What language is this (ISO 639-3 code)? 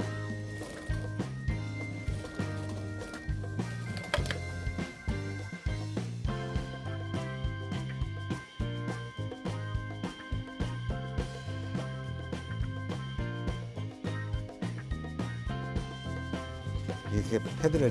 kor